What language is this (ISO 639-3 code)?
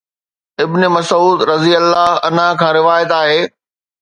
snd